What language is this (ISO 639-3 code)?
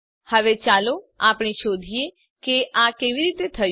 guj